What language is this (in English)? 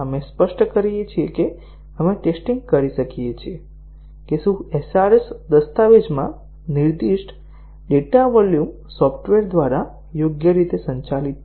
Gujarati